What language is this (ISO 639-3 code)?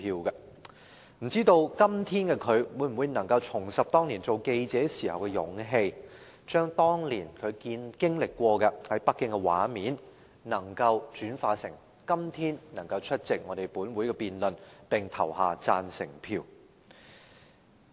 yue